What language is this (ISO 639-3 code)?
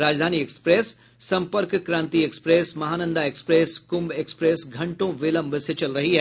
hin